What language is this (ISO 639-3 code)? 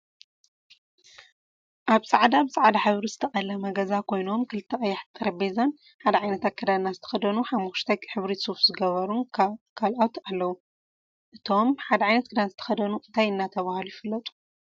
tir